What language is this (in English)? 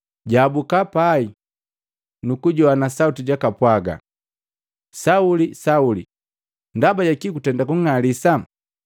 Matengo